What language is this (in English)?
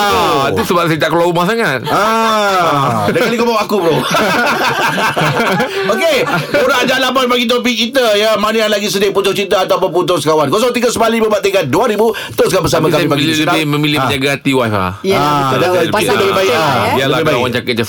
Malay